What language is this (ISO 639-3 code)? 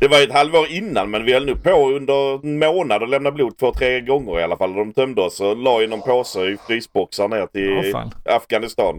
swe